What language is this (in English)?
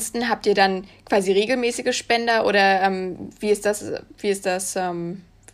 German